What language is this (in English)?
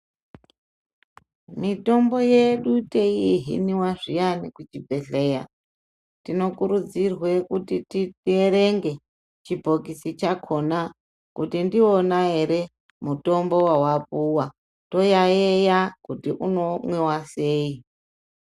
Ndau